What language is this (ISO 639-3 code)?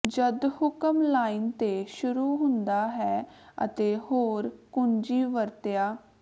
pan